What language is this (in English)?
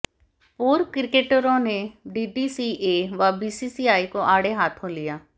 Hindi